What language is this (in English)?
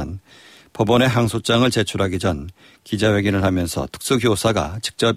Korean